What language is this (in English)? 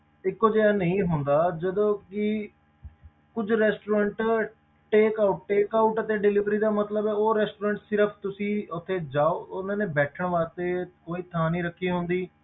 Punjabi